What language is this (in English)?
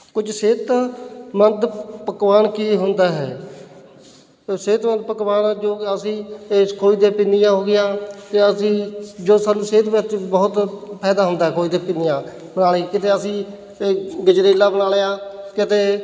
Punjabi